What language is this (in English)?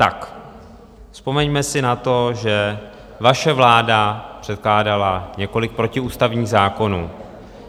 Czech